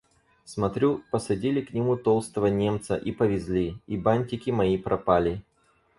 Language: Russian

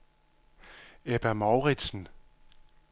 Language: Danish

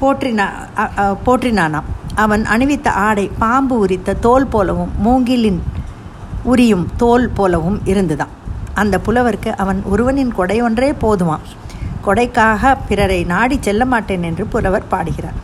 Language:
Tamil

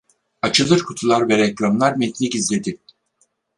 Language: Turkish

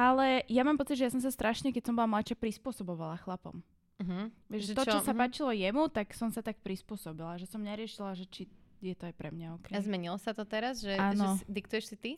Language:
Slovak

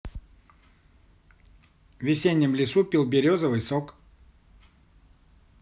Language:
Russian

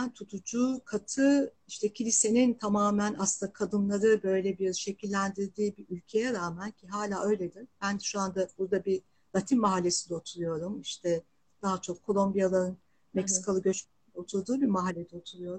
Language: Turkish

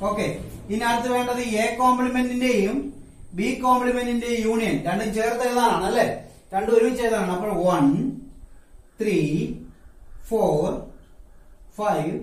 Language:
Hindi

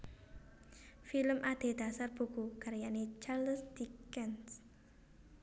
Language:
Javanese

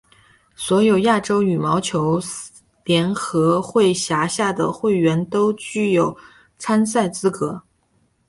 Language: Chinese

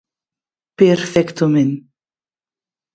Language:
Occitan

